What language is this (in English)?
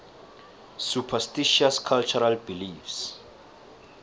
South Ndebele